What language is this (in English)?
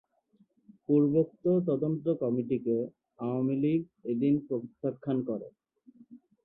Bangla